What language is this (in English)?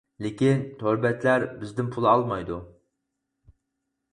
Uyghur